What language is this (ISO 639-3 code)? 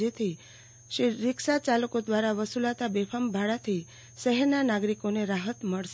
guj